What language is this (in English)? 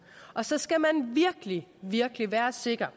Danish